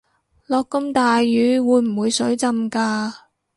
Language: Cantonese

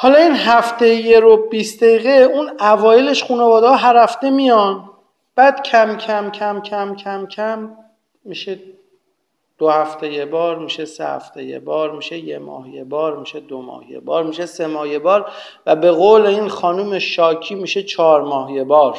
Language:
Persian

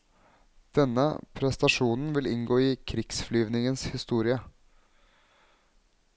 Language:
Norwegian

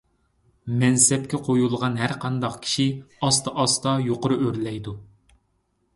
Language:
Uyghur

